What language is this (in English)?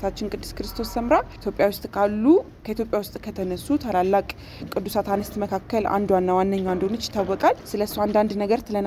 Arabic